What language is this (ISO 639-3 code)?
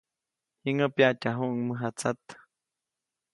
zoc